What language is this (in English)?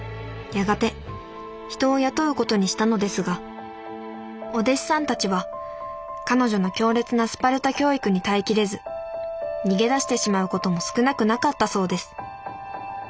Japanese